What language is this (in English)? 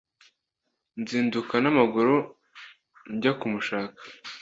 Kinyarwanda